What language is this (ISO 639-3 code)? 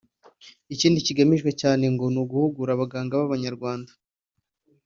kin